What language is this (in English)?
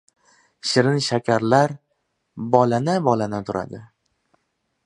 Uzbek